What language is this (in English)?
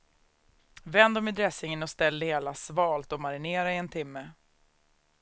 Swedish